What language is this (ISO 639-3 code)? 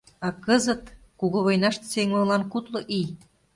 chm